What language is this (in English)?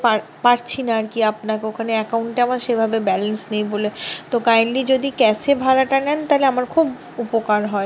Bangla